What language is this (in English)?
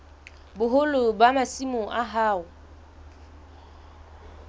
Southern Sotho